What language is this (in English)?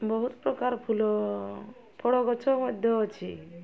Odia